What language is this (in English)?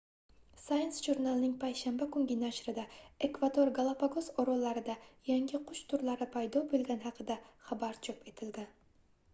Uzbek